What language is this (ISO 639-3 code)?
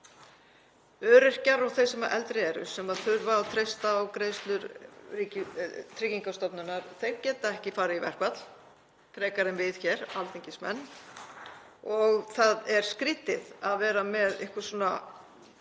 isl